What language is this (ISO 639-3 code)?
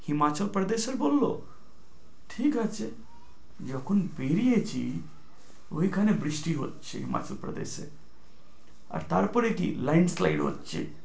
ben